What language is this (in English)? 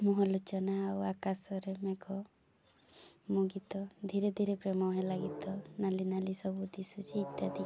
Odia